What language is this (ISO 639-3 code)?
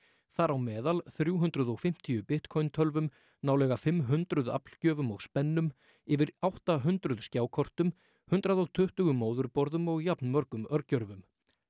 isl